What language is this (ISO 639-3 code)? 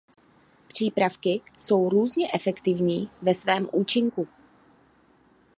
ces